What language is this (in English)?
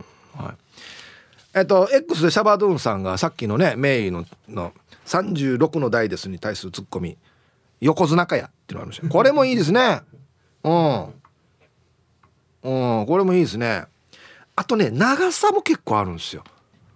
Japanese